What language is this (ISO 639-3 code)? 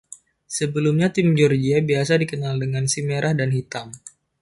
ind